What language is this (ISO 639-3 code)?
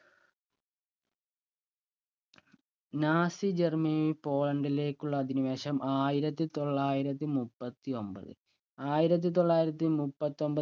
mal